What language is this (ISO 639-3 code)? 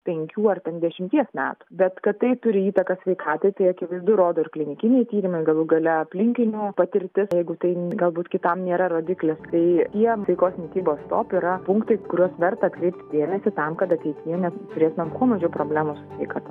lit